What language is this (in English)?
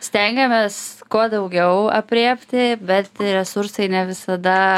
Lithuanian